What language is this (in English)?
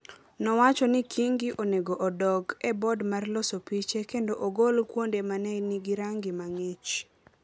Luo (Kenya and Tanzania)